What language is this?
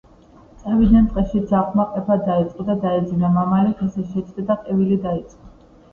Georgian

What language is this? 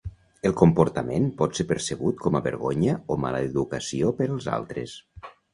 Catalan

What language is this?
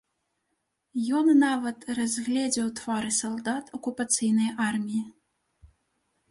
Belarusian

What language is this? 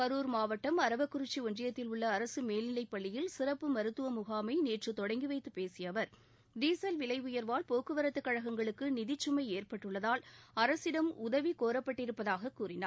Tamil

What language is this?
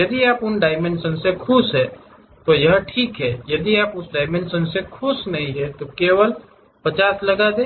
Hindi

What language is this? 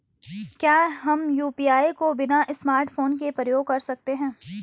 Hindi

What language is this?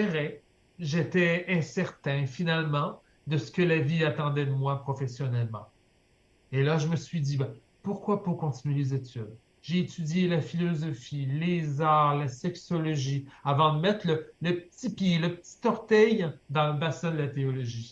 French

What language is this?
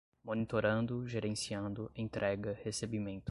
Portuguese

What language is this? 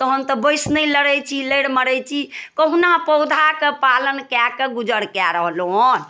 Maithili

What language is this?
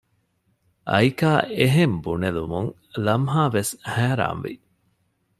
Divehi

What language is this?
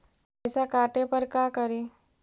Magahi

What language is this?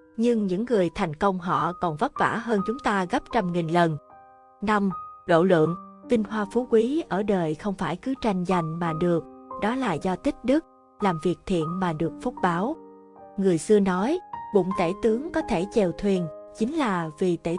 Vietnamese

